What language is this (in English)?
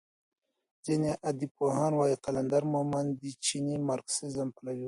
Pashto